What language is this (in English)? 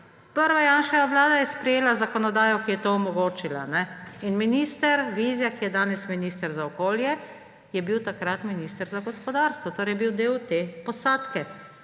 Slovenian